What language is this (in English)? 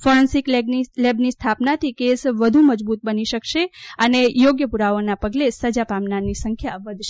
Gujarati